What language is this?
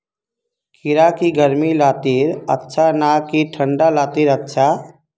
Magahi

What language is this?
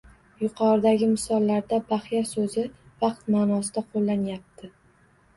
Uzbek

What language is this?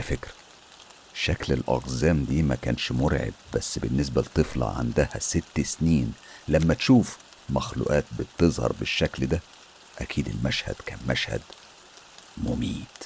Arabic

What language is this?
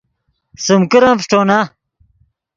Yidgha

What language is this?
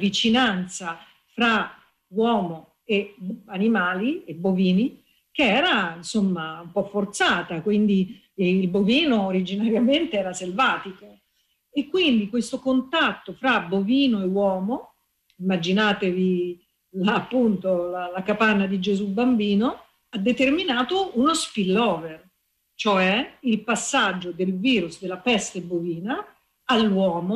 Italian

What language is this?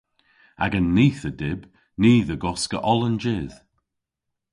Cornish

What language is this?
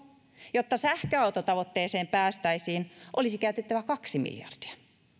Finnish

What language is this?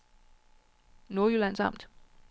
Danish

